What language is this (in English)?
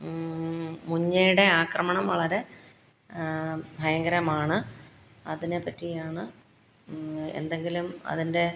Malayalam